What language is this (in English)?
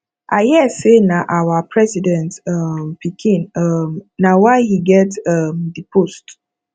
Nigerian Pidgin